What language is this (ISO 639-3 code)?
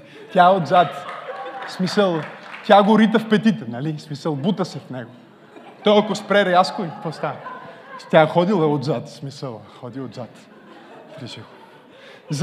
bul